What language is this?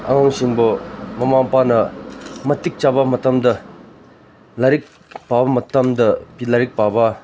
Manipuri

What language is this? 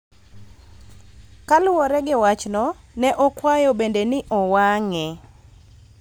Luo (Kenya and Tanzania)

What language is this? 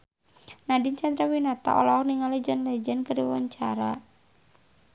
Sundanese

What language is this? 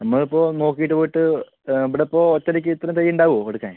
Malayalam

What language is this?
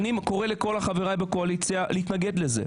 Hebrew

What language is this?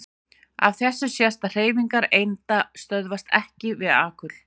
Icelandic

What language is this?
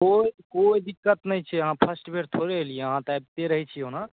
Maithili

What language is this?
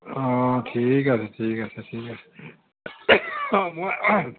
Assamese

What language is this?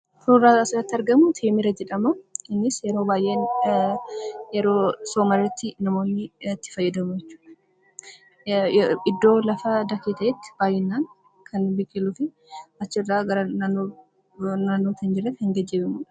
Oromo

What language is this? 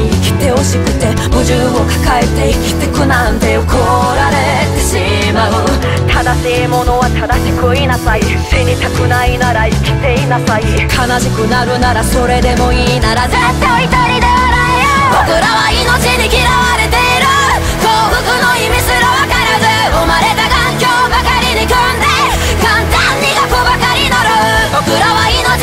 Japanese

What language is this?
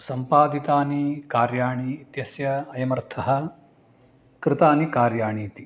Sanskrit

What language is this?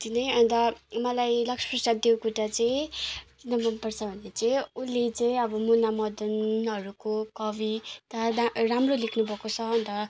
Nepali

